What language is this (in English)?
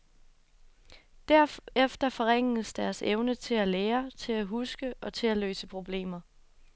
Danish